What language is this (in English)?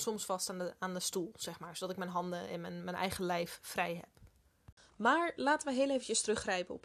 Dutch